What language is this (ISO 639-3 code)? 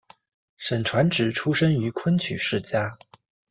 zho